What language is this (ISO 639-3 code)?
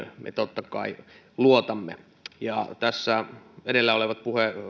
fin